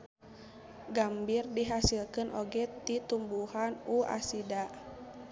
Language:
Sundanese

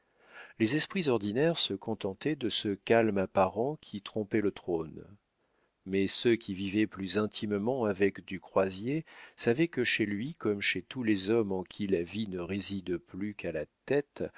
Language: French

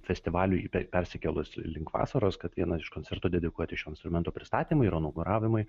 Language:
Lithuanian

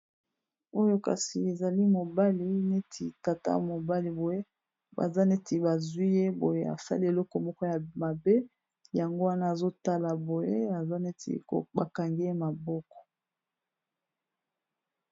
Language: Lingala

